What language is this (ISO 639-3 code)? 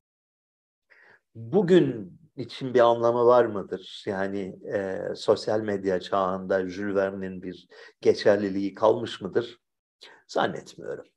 tur